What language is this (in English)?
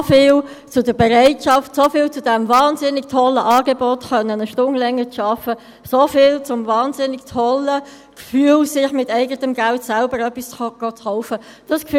Swiss German